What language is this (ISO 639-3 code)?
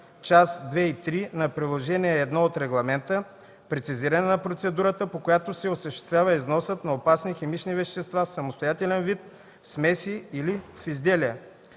bul